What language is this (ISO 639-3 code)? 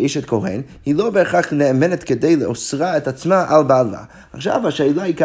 heb